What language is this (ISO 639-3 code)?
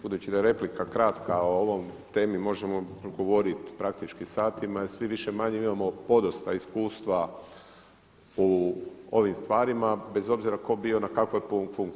hrv